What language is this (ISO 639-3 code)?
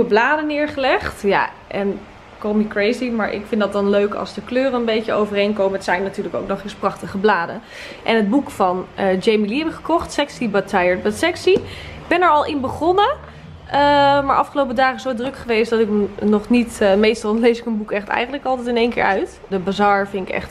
nld